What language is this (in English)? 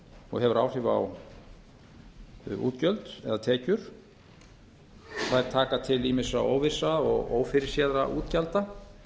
Icelandic